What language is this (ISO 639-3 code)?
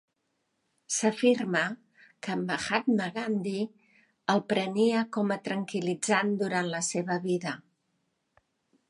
cat